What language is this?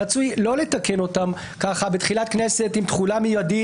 Hebrew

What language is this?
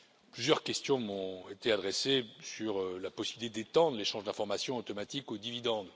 French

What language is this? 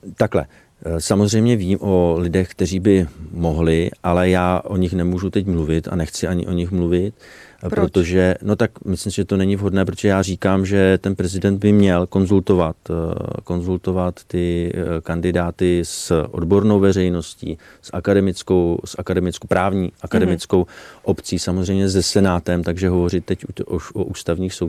Czech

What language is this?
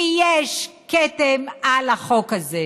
Hebrew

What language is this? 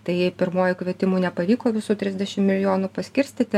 Lithuanian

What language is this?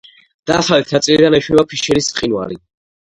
Georgian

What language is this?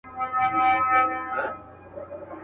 Pashto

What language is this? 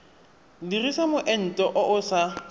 Tswana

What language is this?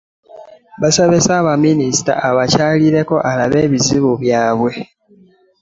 Ganda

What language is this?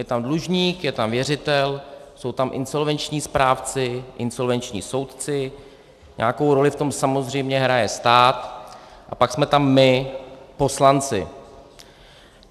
Czech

